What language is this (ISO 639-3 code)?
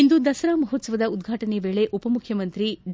kan